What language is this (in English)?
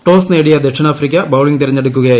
Malayalam